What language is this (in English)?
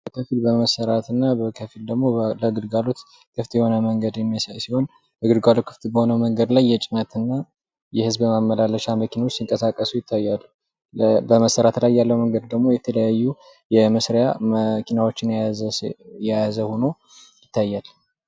Amharic